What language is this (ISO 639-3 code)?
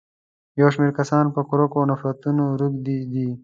pus